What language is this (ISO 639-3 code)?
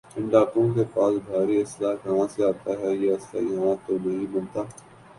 urd